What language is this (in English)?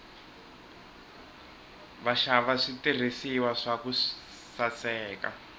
Tsonga